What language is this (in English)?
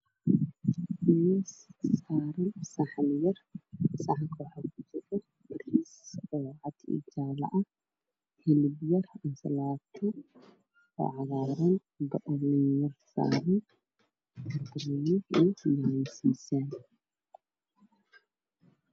Somali